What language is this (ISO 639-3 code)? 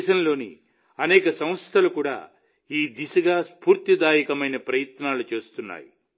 tel